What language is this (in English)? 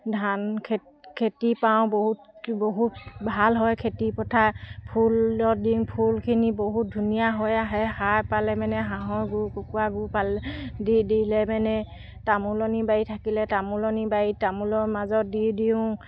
Assamese